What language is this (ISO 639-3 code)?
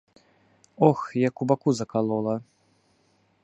bel